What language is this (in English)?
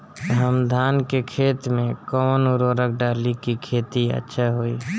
Bhojpuri